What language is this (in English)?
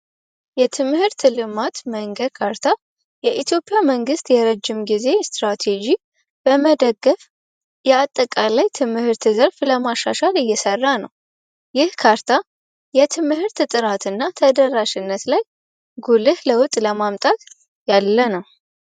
Amharic